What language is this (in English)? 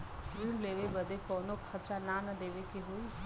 Bhojpuri